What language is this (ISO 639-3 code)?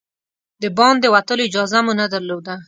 pus